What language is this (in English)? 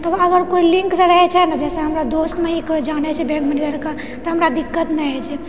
Maithili